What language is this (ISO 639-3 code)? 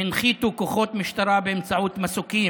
heb